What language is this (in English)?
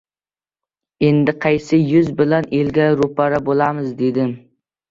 Uzbek